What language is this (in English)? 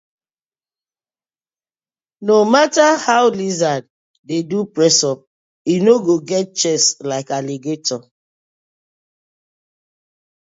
Nigerian Pidgin